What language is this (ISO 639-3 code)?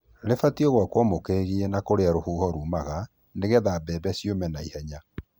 kik